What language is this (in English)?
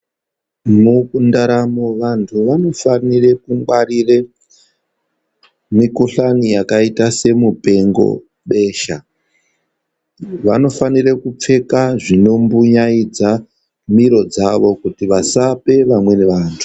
Ndau